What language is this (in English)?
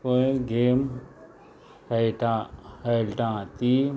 Konkani